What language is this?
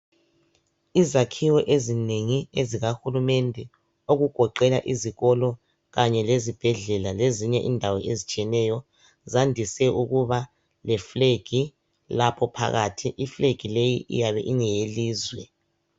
North Ndebele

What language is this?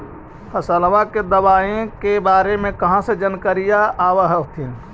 Magahi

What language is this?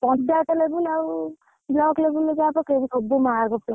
Odia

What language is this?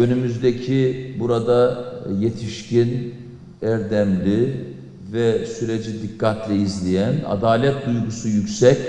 Turkish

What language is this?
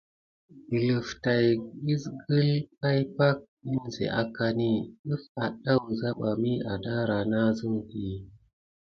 Gidar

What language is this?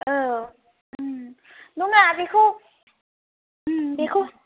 Bodo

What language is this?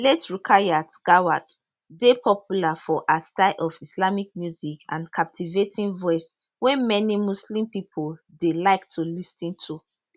Nigerian Pidgin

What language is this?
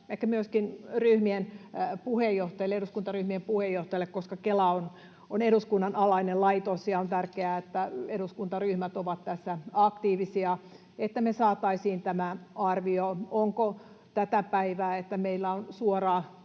Finnish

